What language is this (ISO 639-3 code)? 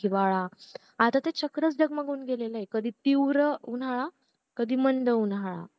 mar